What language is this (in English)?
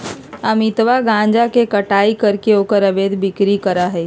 Magahi